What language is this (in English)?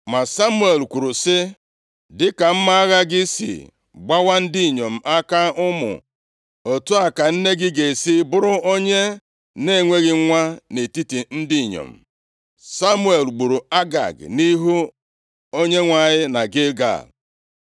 Igbo